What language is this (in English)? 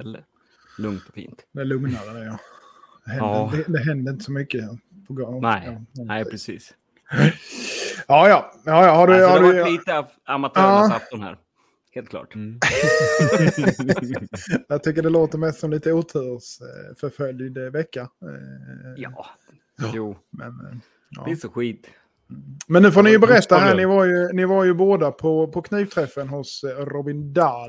Swedish